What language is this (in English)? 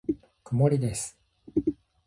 Japanese